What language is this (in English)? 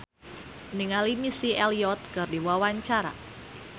Sundanese